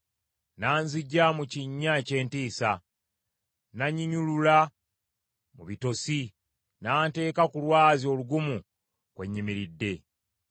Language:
Ganda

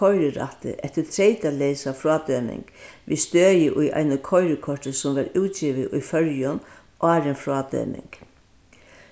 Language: Faroese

